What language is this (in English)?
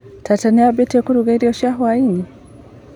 Kikuyu